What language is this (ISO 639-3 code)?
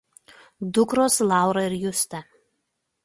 lit